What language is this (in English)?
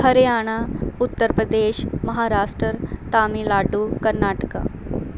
Punjabi